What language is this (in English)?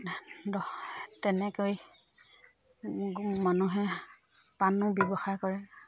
Assamese